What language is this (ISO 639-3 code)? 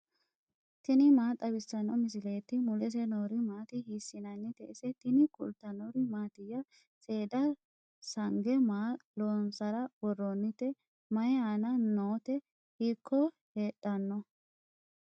sid